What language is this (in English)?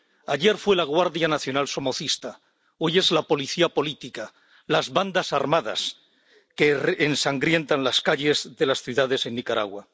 Spanish